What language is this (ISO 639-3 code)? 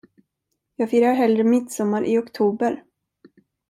swe